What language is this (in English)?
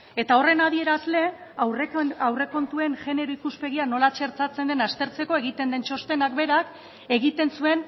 Basque